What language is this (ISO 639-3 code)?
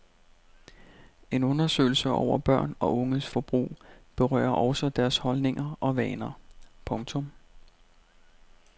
dan